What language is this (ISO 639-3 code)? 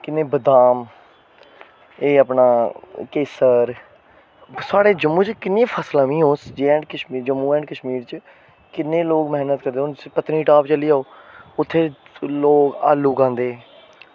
doi